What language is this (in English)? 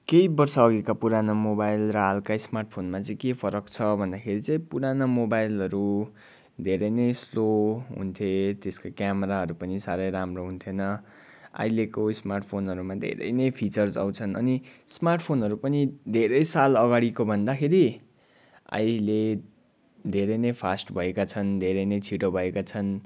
Nepali